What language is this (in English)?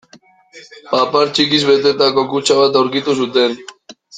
Basque